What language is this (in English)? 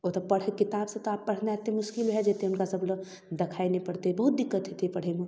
Maithili